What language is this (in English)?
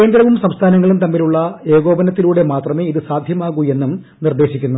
Malayalam